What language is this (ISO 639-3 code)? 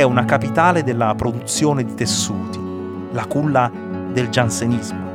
ita